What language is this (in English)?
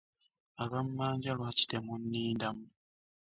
Ganda